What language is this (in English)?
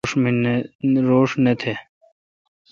Kalkoti